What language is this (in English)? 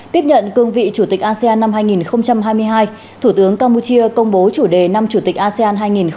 Vietnamese